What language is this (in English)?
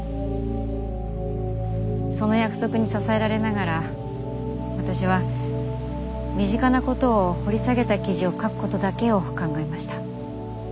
Japanese